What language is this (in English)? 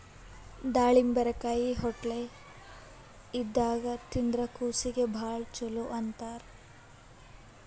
Kannada